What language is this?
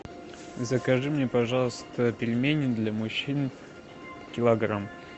Russian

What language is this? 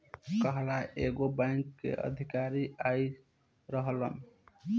Bhojpuri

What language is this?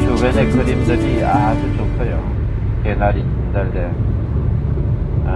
Korean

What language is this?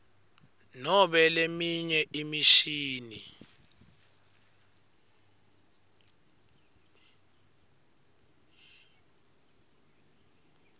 Swati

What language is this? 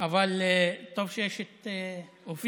Hebrew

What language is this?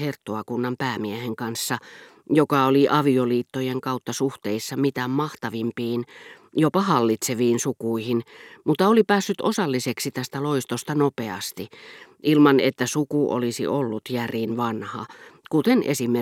Finnish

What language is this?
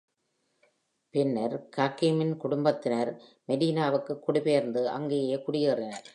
Tamil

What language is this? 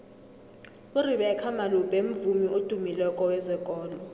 South Ndebele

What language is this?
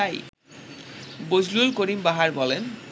Bangla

